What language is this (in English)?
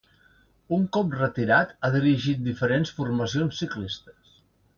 Catalan